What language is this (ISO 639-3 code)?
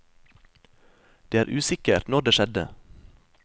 nor